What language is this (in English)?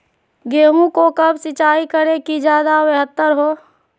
Magahi